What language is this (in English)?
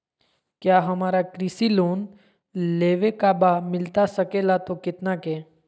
Magahi